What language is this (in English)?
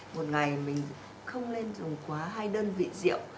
Vietnamese